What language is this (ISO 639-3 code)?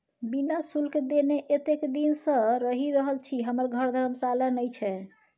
mai